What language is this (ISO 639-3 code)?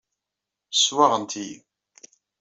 kab